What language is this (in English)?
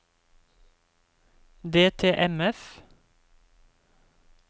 Norwegian